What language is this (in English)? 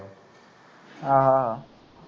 Punjabi